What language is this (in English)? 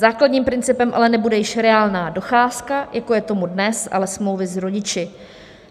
Czech